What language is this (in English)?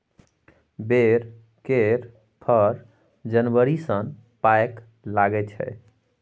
Maithili